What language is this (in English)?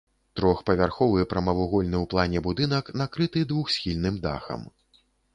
Belarusian